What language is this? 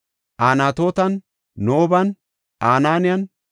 Gofa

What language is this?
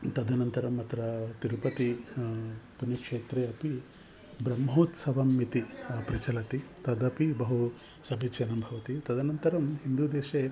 Sanskrit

